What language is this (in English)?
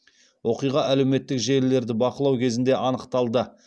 Kazakh